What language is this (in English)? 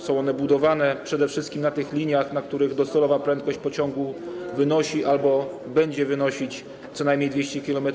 Polish